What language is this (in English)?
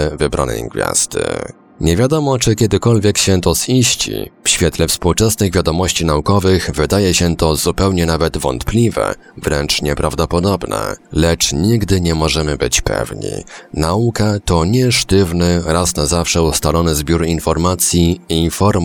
Polish